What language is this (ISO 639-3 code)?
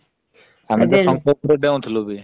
ori